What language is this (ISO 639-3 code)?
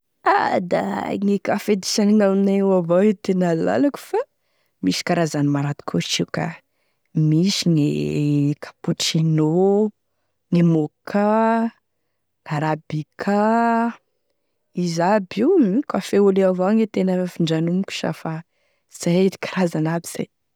tkg